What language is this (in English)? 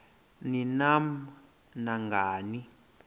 Xhosa